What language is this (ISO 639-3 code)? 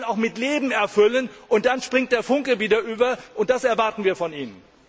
deu